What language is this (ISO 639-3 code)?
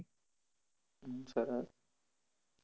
guj